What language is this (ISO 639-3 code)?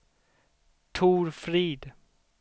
swe